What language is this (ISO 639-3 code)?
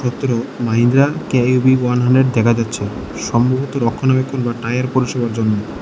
ben